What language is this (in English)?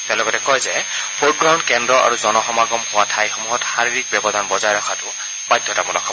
Assamese